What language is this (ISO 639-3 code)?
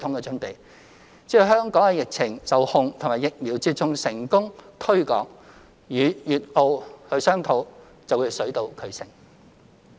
yue